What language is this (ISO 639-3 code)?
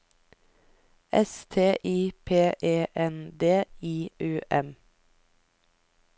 nor